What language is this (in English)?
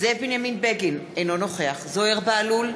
Hebrew